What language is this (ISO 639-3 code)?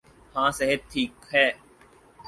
urd